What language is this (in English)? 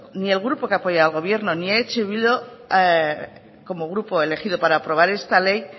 Spanish